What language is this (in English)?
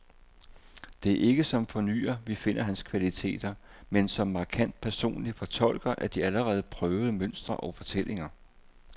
Danish